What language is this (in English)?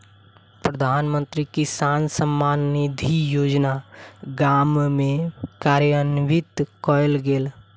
Maithili